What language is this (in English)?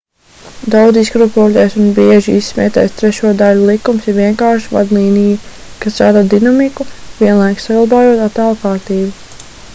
Latvian